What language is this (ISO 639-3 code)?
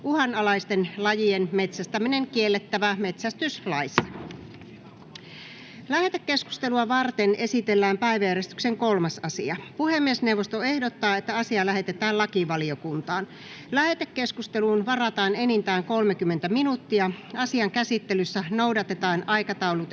fin